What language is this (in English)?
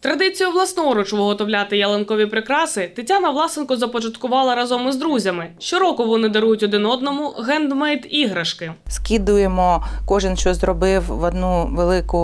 Ukrainian